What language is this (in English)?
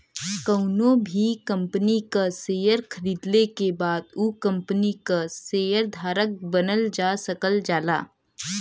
Bhojpuri